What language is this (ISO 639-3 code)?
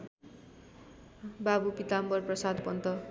nep